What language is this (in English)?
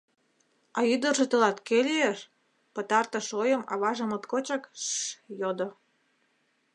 Mari